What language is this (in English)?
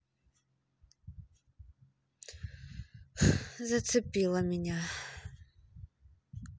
Russian